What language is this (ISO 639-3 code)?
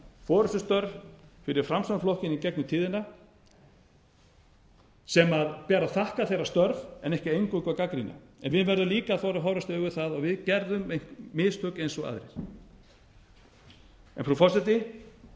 isl